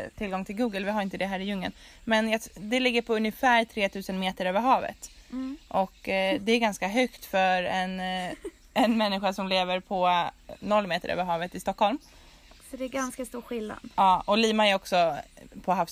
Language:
Swedish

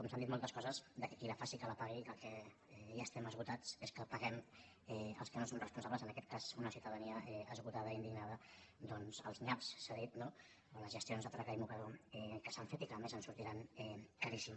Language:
Catalan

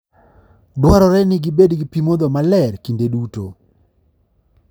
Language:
Luo (Kenya and Tanzania)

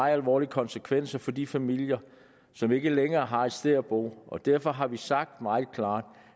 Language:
Danish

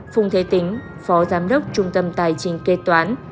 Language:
Vietnamese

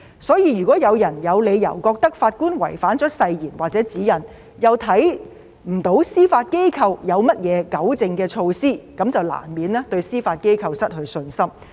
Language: Cantonese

